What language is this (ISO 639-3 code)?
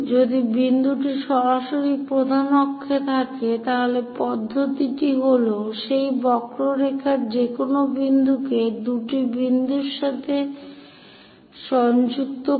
ben